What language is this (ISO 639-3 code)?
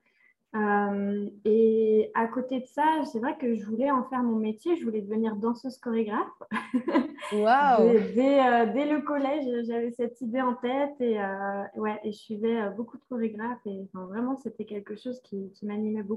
fra